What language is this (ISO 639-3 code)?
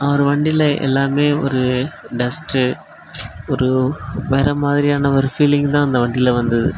tam